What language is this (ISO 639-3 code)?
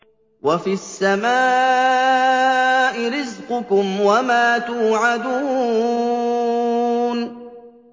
ara